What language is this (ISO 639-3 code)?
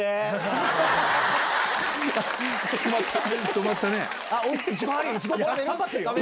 jpn